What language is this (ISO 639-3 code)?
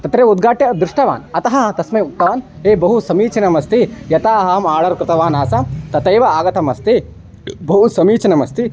san